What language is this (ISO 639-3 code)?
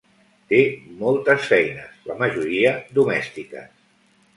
cat